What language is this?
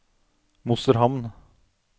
Norwegian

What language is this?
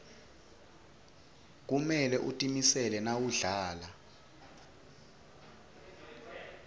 Swati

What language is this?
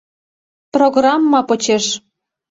Mari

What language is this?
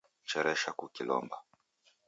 Taita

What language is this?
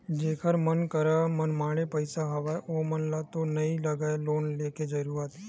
Chhattisgarhi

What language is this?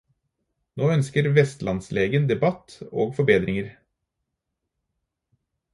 Norwegian Bokmål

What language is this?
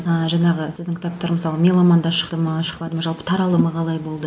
Kazakh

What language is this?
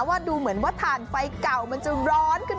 Thai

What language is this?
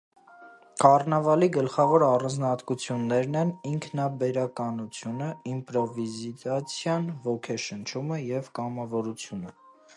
Armenian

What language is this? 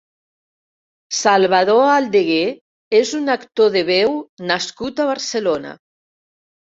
Catalan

